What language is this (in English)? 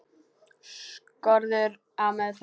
Icelandic